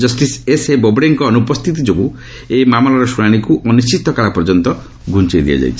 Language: Odia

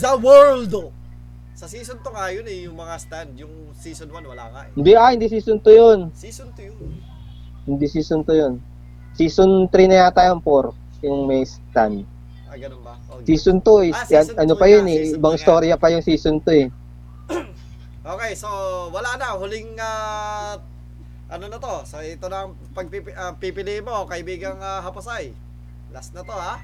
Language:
Filipino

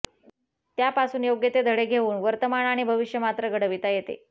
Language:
Marathi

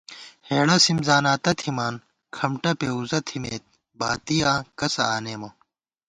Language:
Gawar-Bati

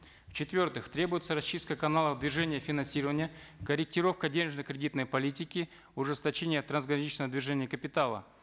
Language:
Kazakh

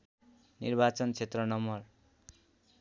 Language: Nepali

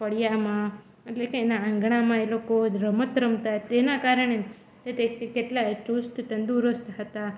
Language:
Gujarati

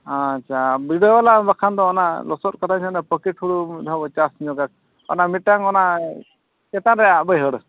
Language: Santali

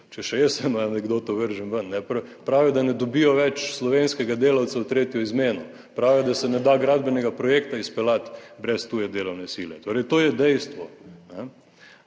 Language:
Slovenian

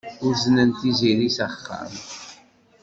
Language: Kabyle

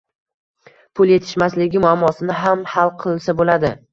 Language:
Uzbek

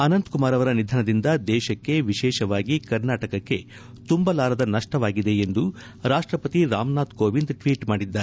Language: Kannada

